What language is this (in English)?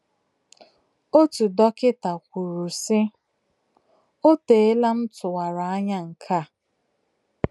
Igbo